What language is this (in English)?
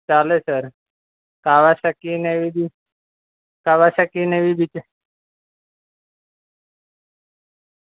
Gujarati